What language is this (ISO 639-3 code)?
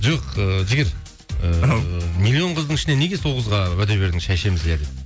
kaz